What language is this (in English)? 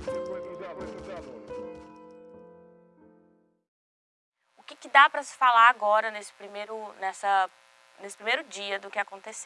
Portuguese